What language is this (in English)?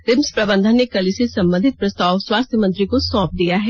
Hindi